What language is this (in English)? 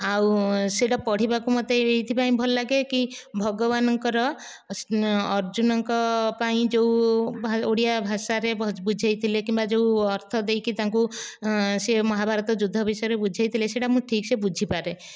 Odia